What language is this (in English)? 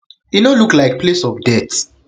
Nigerian Pidgin